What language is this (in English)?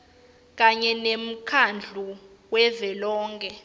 Swati